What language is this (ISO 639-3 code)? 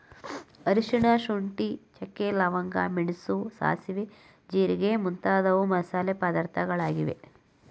kan